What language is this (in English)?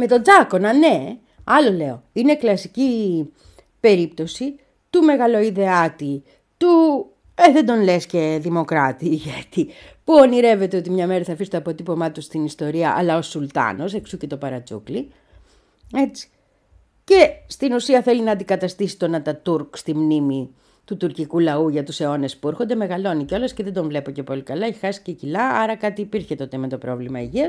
Greek